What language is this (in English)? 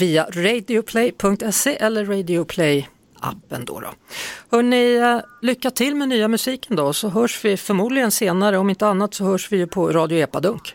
Swedish